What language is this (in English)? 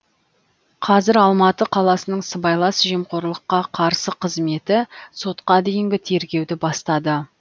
Kazakh